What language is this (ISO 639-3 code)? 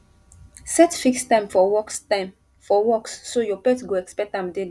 pcm